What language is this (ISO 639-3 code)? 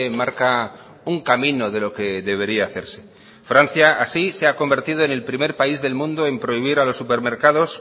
spa